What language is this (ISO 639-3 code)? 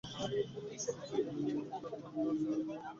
ben